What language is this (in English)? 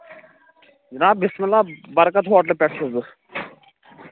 Kashmiri